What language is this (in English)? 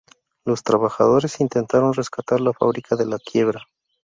Spanish